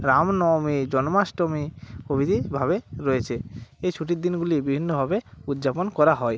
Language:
Bangla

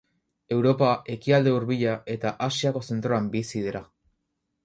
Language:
Basque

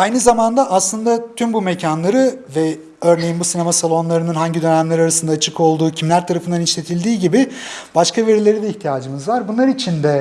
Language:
Turkish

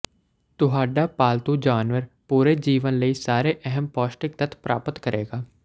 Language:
Punjabi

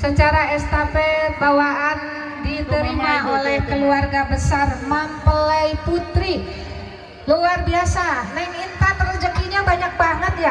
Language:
Indonesian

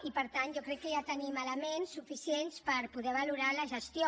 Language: Catalan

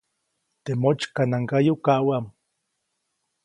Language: Copainalá Zoque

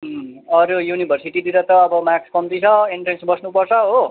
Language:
Nepali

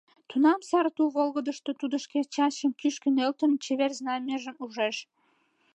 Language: Mari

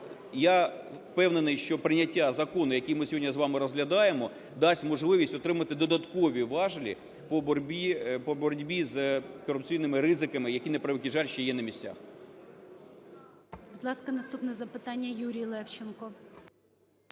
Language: Ukrainian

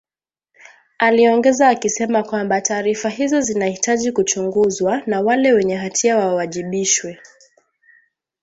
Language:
Swahili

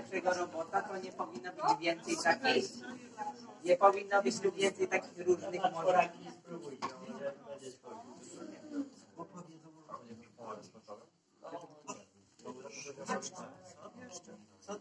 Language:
Polish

